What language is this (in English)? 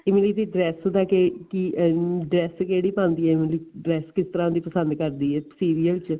Punjabi